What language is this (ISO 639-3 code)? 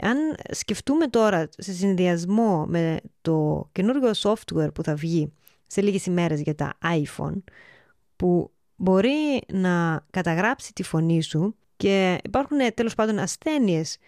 ell